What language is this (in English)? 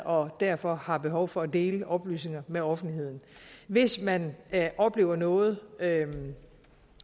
Danish